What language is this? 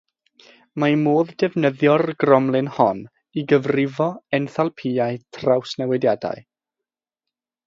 Welsh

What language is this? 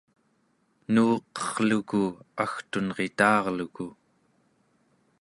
Central Yupik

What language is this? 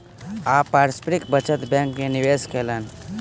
Maithili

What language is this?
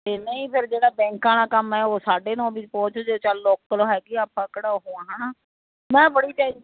Punjabi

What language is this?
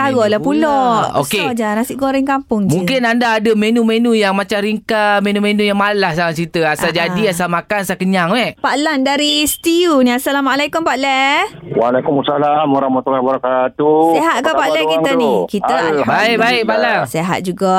Malay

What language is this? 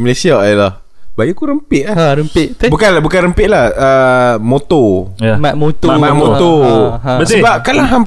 Malay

